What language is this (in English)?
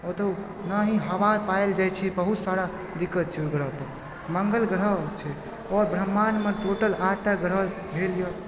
Maithili